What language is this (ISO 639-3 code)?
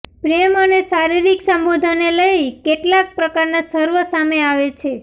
guj